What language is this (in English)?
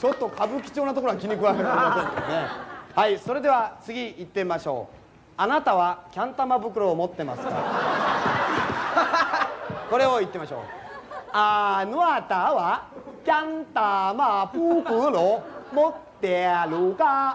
Japanese